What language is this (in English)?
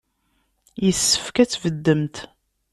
Kabyle